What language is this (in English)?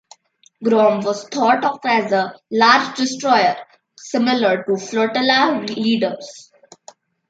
English